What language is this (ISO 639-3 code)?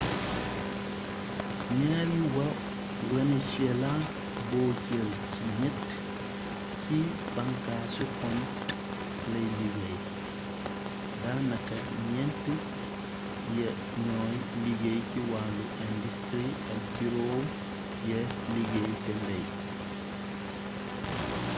wol